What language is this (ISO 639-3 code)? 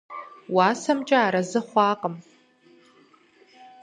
kbd